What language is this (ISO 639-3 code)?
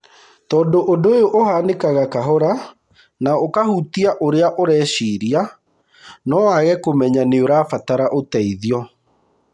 kik